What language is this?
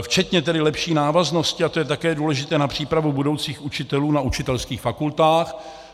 Czech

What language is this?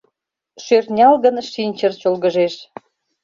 Mari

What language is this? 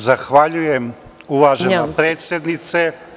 Serbian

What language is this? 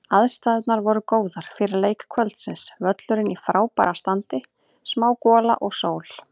Icelandic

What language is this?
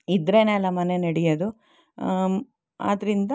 Kannada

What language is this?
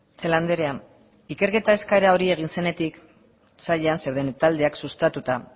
Basque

